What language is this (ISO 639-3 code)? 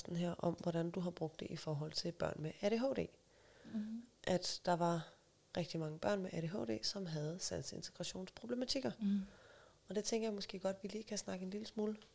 dan